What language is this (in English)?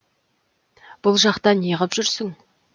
Kazakh